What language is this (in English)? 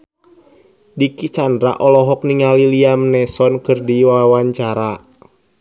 Sundanese